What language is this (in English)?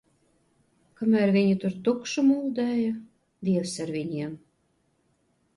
Latvian